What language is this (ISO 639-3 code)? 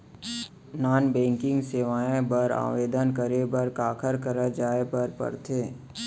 hne